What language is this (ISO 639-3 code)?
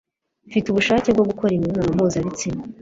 kin